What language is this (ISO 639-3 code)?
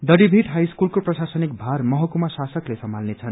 nep